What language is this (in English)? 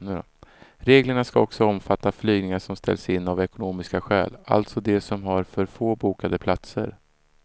Swedish